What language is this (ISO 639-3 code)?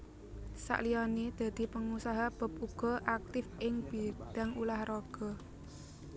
jav